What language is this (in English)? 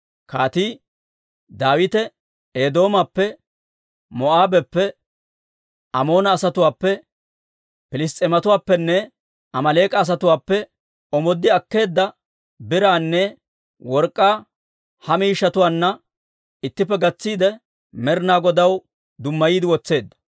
Dawro